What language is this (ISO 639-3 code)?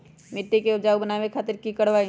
mag